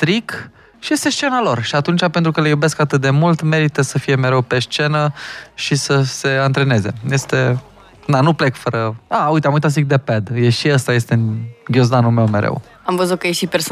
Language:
Romanian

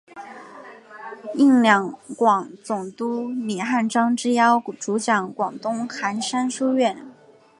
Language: Chinese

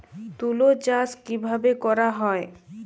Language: Bangla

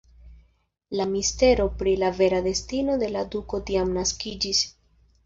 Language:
Esperanto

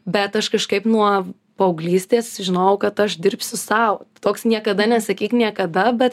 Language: Lithuanian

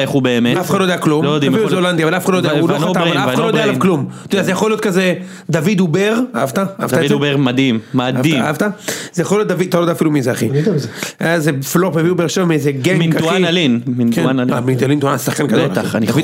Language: Hebrew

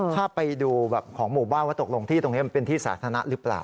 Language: Thai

